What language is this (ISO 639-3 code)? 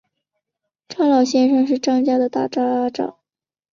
zho